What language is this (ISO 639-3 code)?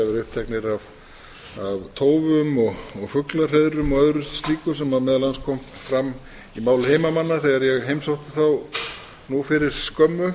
isl